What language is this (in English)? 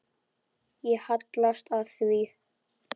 Icelandic